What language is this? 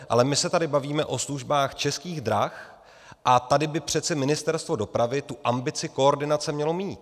Czech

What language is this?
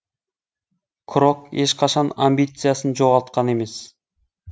Kazakh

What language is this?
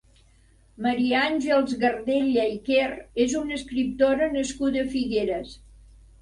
Catalan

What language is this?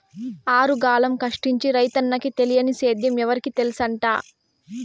Telugu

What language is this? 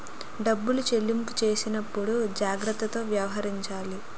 Telugu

